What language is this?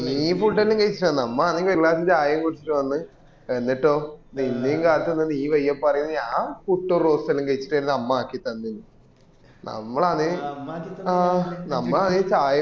Malayalam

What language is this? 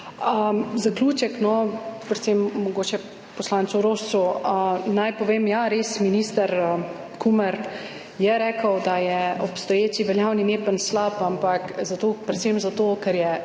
Slovenian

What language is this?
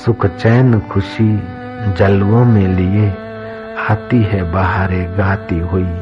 Hindi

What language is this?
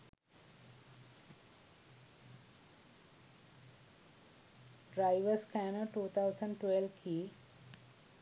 Sinhala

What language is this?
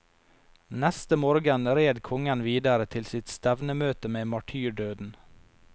Norwegian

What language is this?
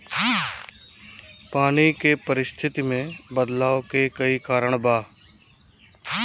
Bhojpuri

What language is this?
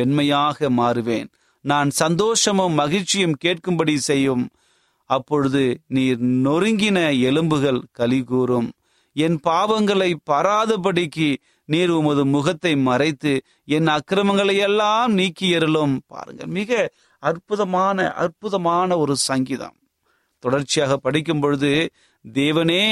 Tamil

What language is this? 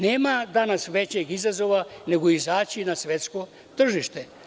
Serbian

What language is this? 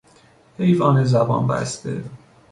Persian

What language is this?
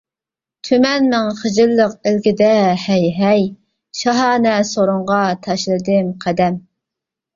Uyghur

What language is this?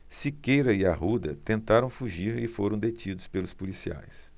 Portuguese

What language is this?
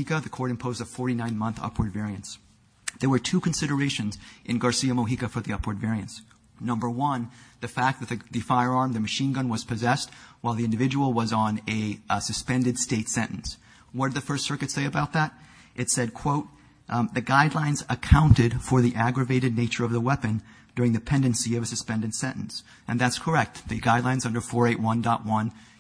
English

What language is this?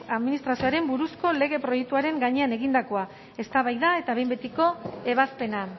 Basque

